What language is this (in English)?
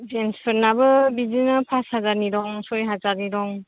Bodo